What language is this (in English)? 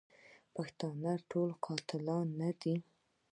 Pashto